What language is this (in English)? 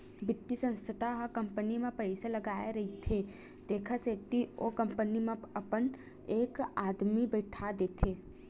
Chhattisgarhi